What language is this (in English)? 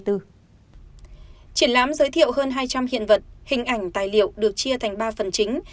Vietnamese